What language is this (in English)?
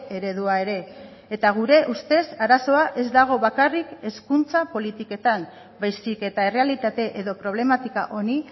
Basque